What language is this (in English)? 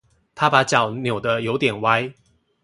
Chinese